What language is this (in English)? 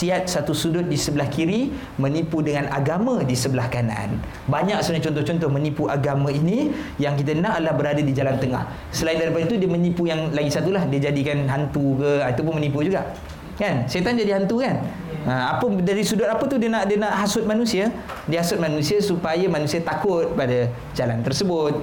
Malay